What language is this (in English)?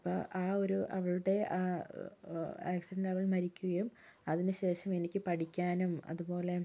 Malayalam